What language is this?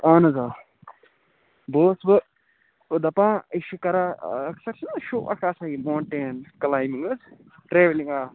Kashmiri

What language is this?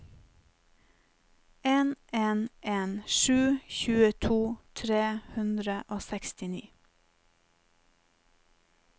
Norwegian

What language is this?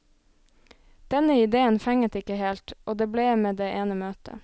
Norwegian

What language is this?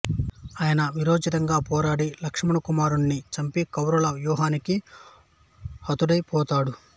Telugu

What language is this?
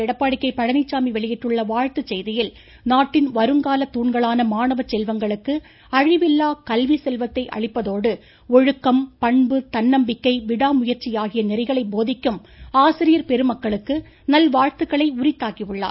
Tamil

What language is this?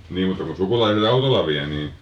Finnish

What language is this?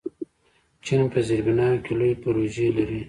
Pashto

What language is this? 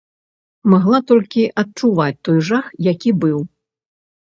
Belarusian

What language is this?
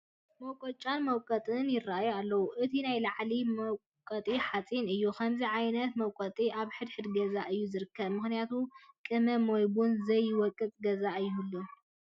Tigrinya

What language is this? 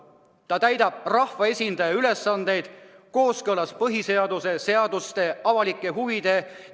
Estonian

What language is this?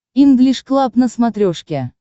Russian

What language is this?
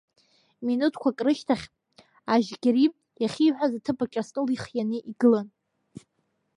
Abkhazian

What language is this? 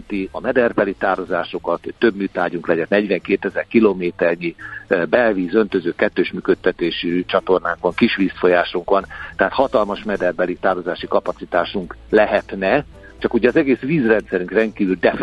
Hungarian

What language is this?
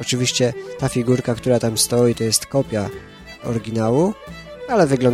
Polish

